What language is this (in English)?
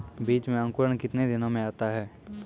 Maithili